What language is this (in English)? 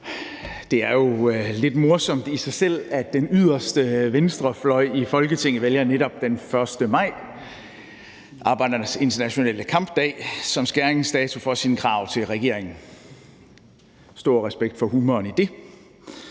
Danish